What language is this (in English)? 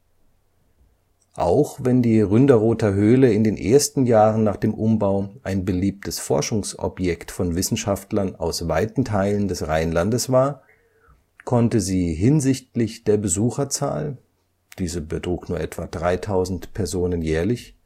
German